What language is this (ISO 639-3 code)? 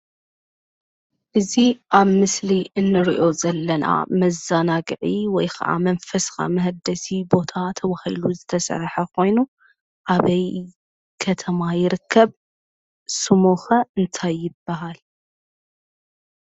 tir